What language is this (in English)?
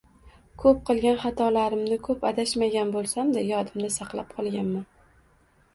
Uzbek